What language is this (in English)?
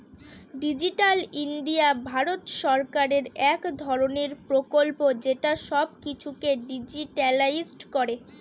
Bangla